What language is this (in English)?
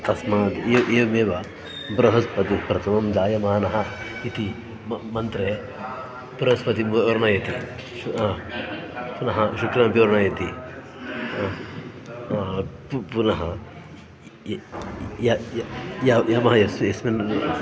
Sanskrit